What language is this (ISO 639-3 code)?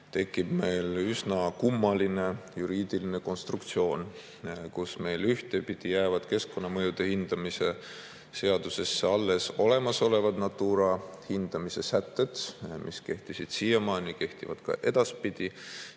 est